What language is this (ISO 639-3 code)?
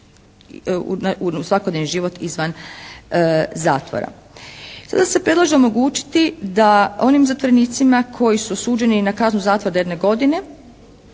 hrv